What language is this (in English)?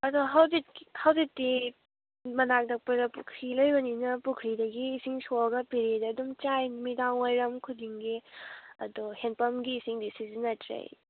Manipuri